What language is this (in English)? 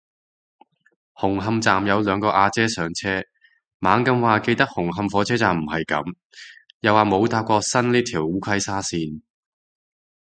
Cantonese